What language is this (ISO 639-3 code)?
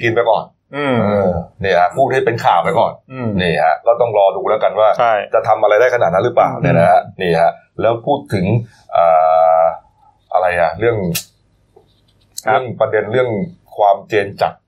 tha